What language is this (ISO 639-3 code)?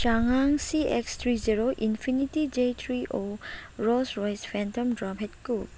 mni